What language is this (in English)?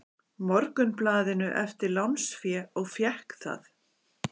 Icelandic